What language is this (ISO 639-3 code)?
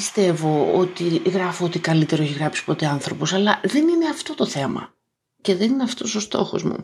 ell